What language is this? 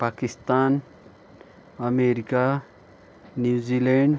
Nepali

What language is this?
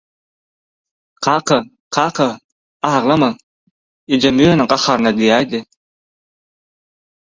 Turkmen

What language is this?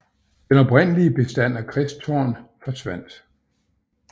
Danish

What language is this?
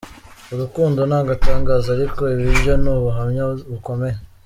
Kinyarwanda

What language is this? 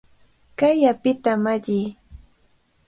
Cajatambo North Lima Quechua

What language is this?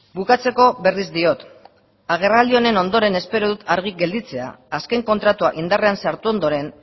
Basque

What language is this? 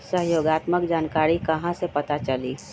Magahi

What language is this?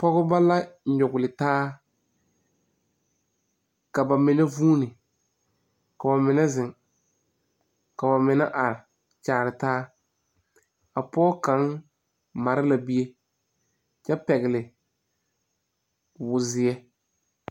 Southern Dagaare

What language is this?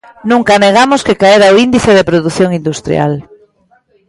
Galician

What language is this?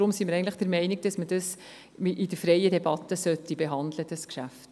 Swiss German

